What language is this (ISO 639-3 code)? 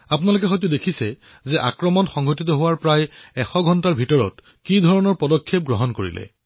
asm